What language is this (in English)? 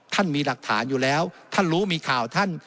Thai